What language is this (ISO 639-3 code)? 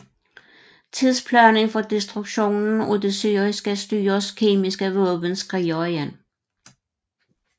dan